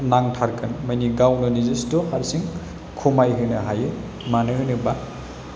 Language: Bodo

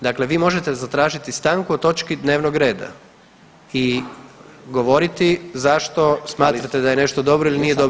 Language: Croatian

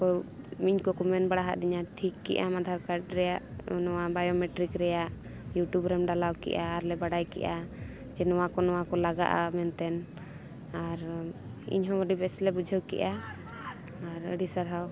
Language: Santali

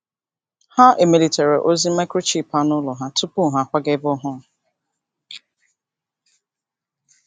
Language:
Igbo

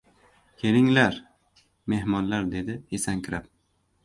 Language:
Uzbek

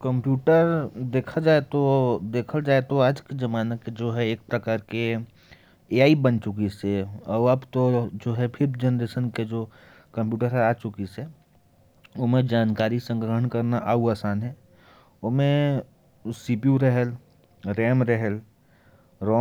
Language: Korwa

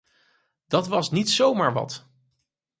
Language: Dutch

